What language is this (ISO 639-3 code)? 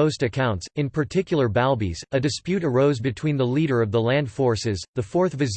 eng